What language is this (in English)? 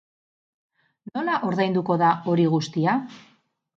Basque